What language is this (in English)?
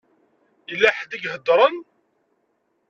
Kabyle